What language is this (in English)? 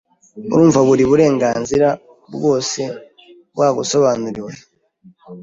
Kinyarwanda